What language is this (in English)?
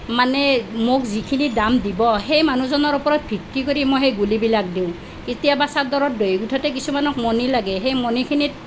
Assamese